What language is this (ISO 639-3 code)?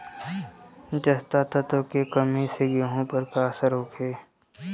bho